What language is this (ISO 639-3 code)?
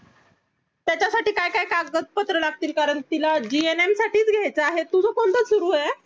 mar